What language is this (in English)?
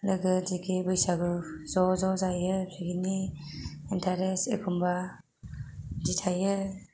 Bodo